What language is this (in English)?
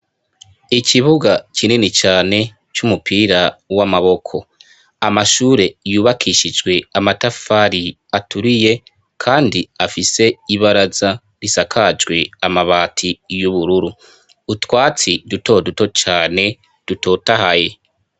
Rundi